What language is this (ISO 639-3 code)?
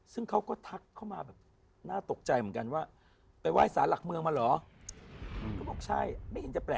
tha